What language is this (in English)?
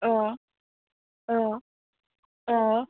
Bodo